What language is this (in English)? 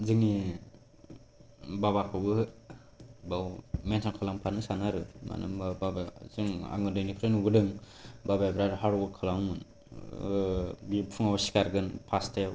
Bodo